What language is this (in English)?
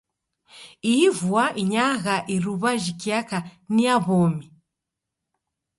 Taita